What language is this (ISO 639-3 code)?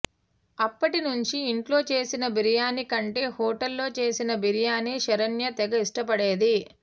tel